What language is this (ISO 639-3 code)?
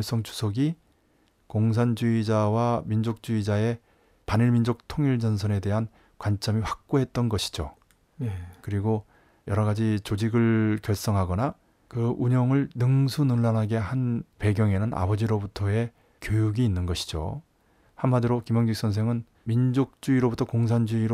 kor